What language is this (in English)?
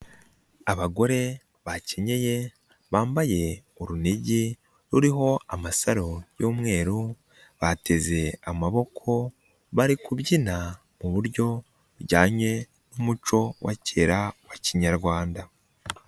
Kinyarwanda